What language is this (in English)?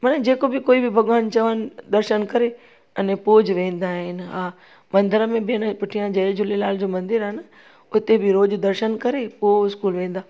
Sindhi